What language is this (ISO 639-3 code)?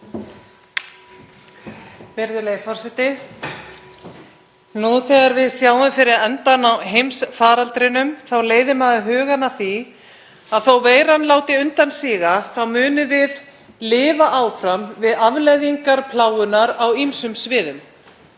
isl